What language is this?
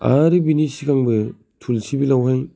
Bodo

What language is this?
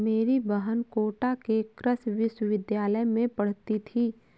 Hindi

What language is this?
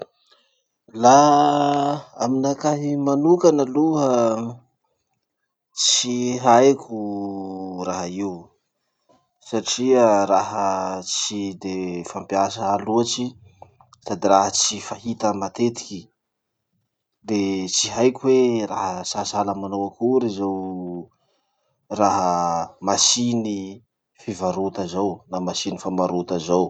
Masikoro Malagasy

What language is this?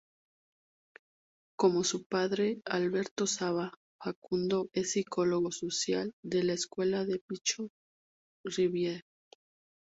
Spanish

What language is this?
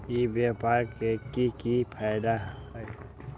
Magahi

